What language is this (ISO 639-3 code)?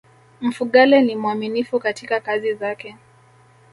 swa